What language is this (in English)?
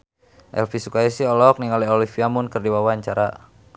Sundanese